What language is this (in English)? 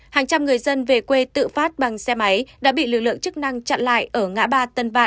Vietnamese